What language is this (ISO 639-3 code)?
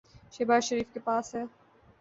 urd